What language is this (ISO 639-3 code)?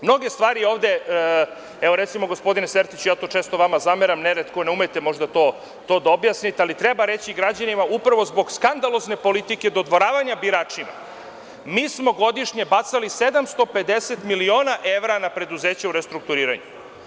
srp